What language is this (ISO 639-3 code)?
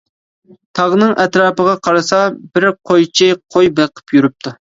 uig